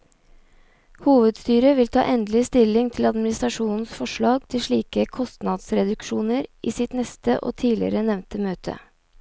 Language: Norwegian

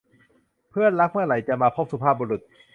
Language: Thai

